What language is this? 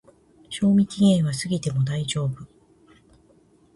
Japanese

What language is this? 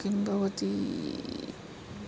Sanskrit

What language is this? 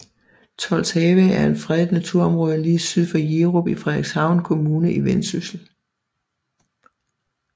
Danish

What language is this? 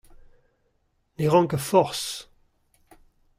Breton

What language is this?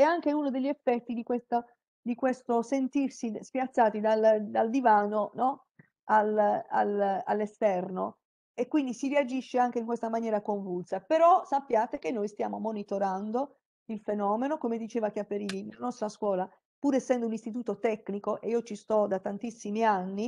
Italian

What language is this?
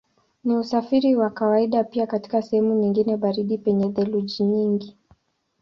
Swahili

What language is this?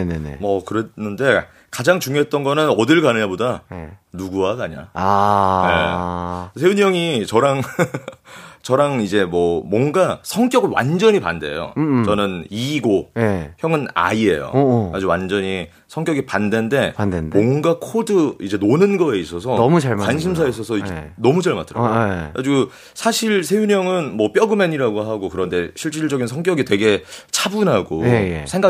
Korean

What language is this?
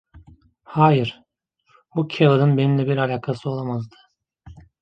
Turkish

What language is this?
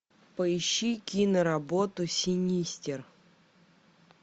Russian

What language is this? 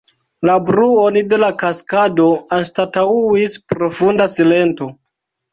Esperanto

